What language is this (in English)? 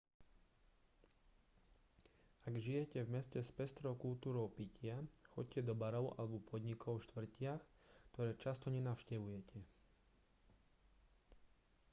Slovak